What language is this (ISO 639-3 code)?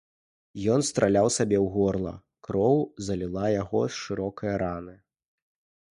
bel